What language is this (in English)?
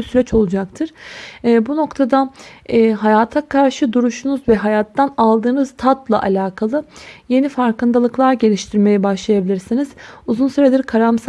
Turkish